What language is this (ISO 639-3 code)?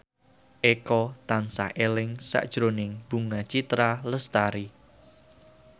jav